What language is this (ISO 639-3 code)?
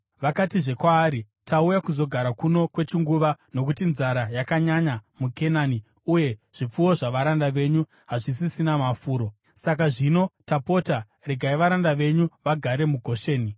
sna